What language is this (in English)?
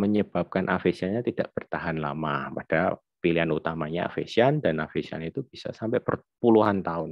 Indonesian